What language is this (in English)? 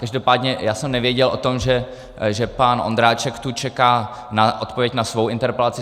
Czech